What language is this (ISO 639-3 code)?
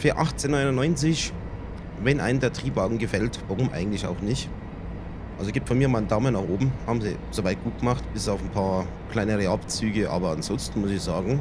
deu